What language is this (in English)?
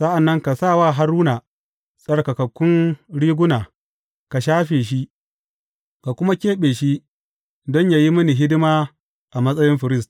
Hausa